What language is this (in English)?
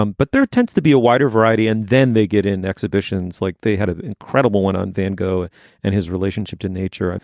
English